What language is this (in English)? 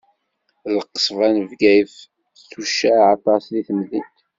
Kabyle